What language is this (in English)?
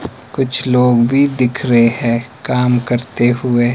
Hindi